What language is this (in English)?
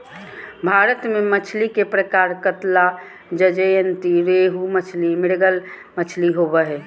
Magahi